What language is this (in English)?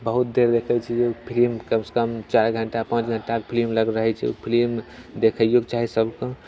Maithili